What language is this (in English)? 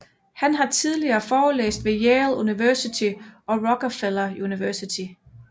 Danish